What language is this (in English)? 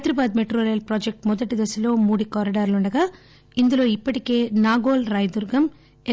Telugu